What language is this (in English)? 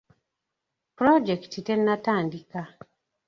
Ganda